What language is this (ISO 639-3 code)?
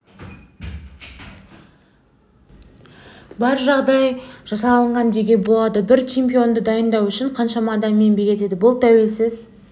kaz